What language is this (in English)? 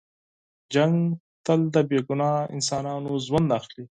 Pashto